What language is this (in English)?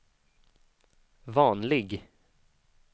Swedish